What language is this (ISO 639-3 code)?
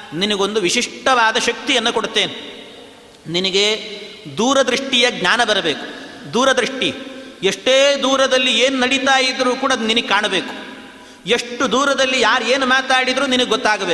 kan